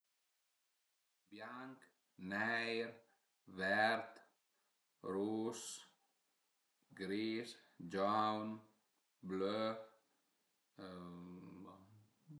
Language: Piedmontese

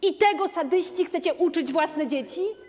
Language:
Polish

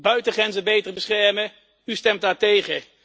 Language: Dutch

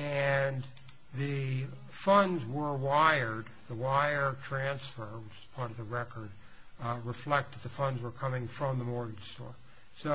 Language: English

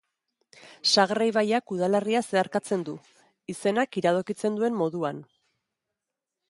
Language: Basque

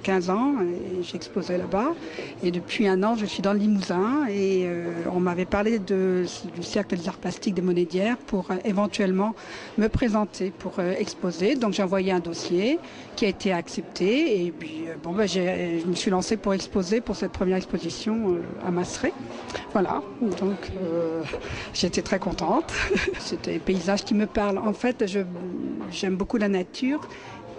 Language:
French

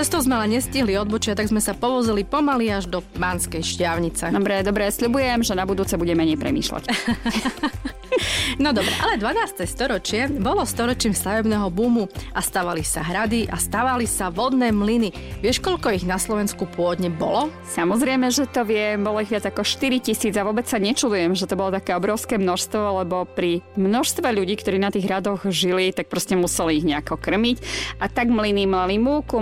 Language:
Slovak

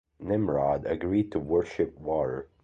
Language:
English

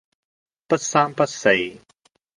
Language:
Cantonese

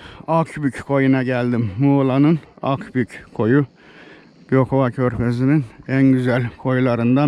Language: Turkish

